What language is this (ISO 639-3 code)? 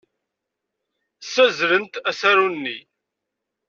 kab